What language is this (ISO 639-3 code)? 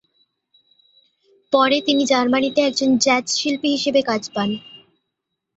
ben